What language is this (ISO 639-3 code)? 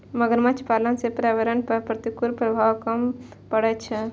mai